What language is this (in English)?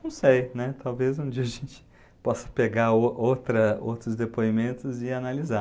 Portuguese